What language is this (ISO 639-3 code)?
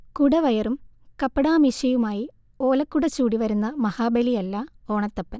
mal